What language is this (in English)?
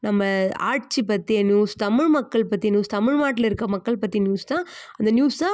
Tamil